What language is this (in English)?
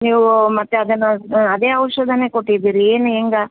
Kannada